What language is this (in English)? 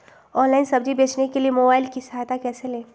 Magahi